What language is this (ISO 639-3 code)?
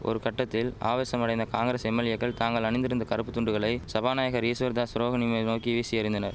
tam